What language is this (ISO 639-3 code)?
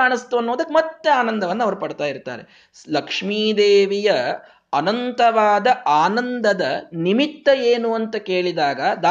kan